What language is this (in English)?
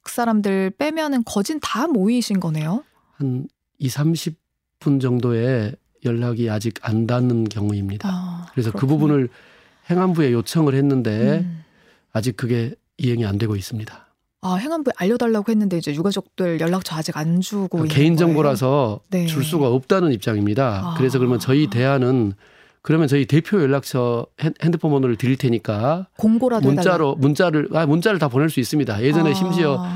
Korean